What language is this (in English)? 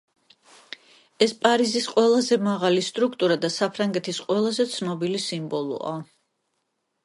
Georgian